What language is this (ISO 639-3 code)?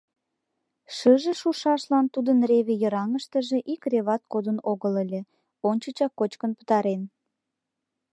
chm